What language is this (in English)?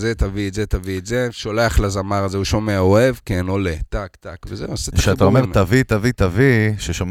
Hebrew